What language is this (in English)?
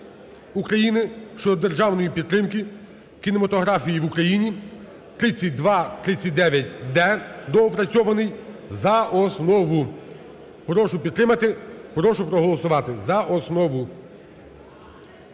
Ukrainian